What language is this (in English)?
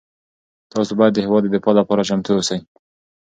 Pashto